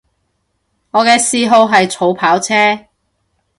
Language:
Cantonese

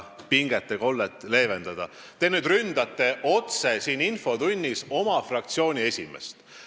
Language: Estonian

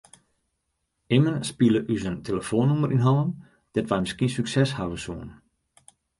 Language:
Western Frisian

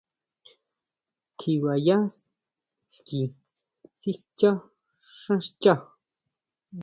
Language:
Huautla Mazatec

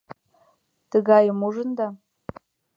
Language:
Mari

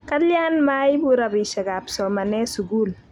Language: Kalenjin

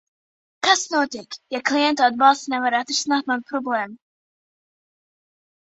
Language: Latvian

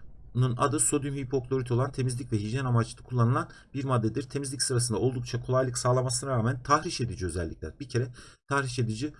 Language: Turkish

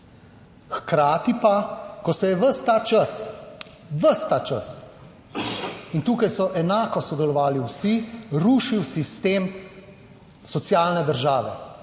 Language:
Slovenian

